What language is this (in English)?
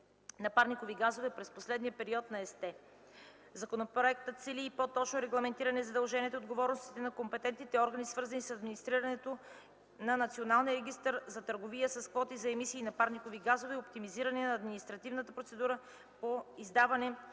Bulgarian